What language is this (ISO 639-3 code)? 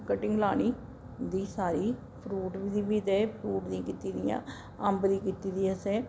doi